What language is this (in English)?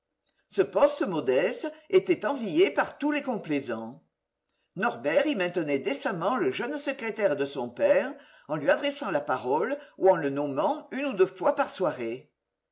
French